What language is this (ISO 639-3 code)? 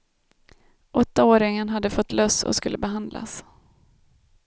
swe